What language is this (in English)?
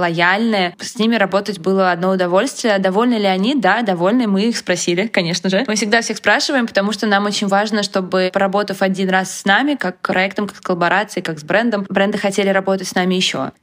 Russian